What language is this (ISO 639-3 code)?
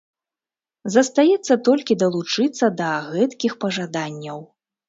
bel